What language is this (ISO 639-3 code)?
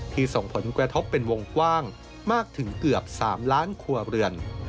tha